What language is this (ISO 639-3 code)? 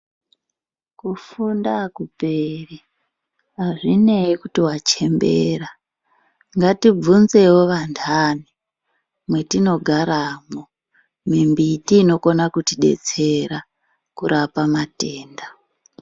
ndc